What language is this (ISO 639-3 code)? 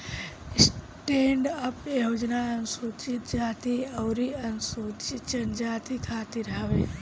bho